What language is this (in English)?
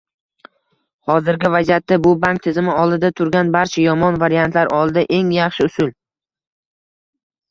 Uzbek